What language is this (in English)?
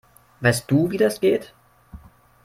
German